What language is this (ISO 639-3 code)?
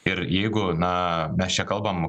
lit